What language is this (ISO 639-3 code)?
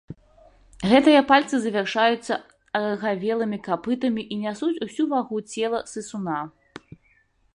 bel